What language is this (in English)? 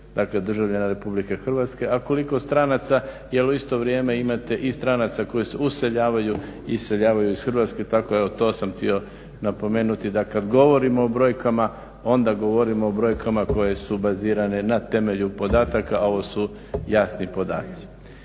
Croatian